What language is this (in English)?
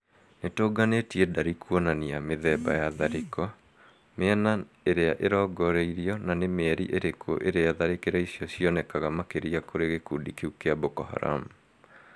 Kikuyu